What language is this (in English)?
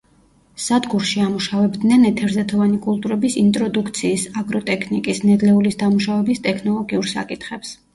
Georgian